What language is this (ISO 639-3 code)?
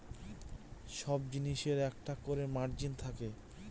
ben